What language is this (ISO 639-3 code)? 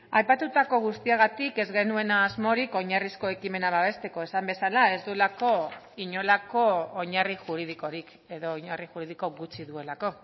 eus